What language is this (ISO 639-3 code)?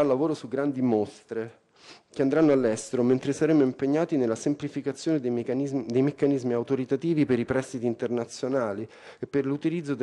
ita